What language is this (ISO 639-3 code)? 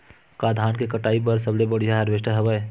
hne